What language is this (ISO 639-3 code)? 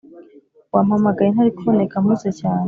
kin